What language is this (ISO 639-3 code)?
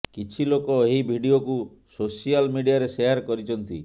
ori